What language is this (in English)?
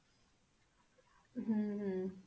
Punjabi